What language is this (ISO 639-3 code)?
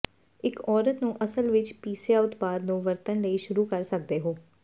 pan